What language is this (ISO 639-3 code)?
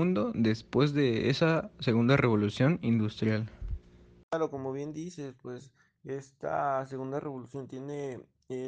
spa